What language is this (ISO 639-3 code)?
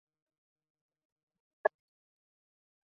zho